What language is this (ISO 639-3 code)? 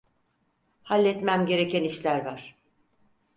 tur